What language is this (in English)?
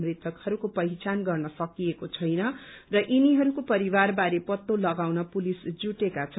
Nepali